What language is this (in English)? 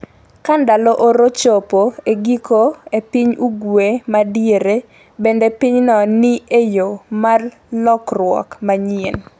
Luo (Kenya and Tanzania)